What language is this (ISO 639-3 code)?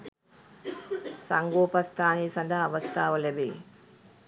sin